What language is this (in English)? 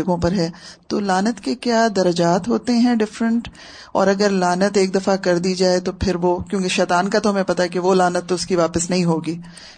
Urdu